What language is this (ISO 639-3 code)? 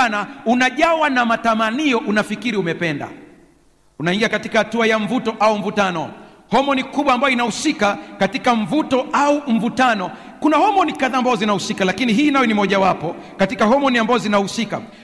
swa